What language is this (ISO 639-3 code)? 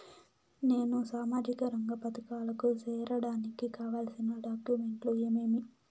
tel